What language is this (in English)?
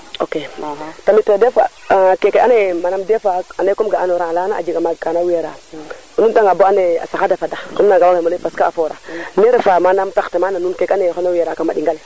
Serer